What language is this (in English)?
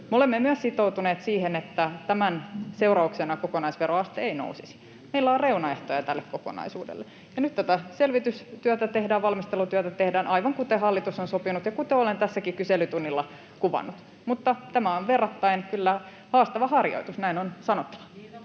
Finnish